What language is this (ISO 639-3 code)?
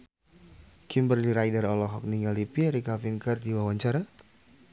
sun